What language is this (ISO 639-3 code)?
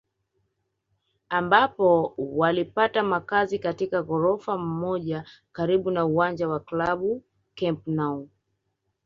swa